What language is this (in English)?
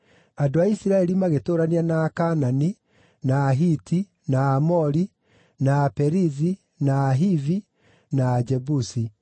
Kikuyu